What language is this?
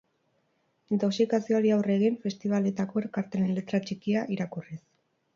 Basque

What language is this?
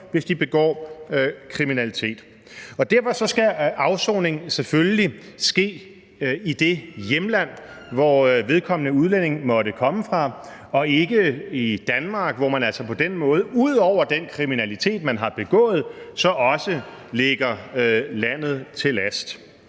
Danish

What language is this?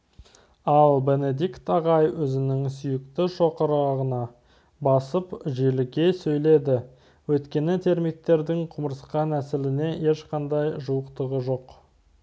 Kazakh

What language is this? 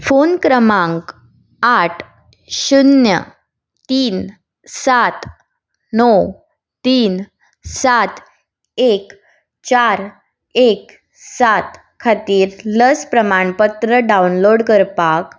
Konkani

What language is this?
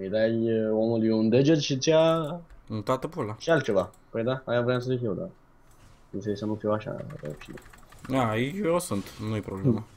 Romanian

